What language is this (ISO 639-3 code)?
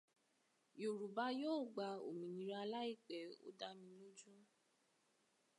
yor